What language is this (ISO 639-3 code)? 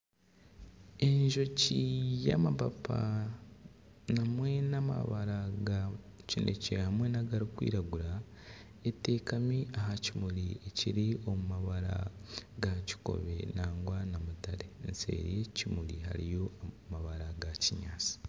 nyn